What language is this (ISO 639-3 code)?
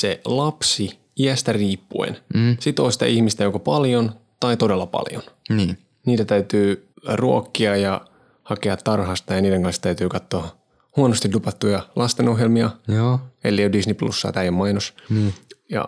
fin